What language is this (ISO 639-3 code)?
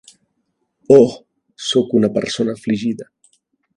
cat